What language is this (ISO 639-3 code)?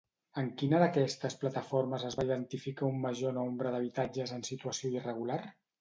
cat